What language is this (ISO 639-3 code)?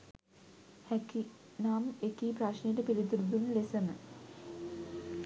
sin